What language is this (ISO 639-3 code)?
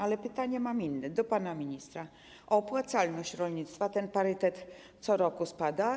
pol